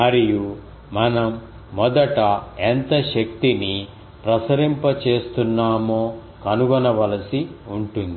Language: Telugu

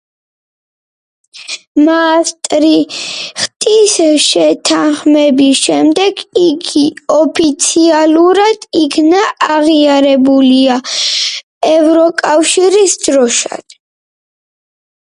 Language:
Georgian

